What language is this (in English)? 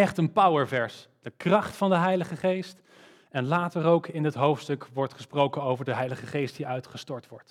Dutch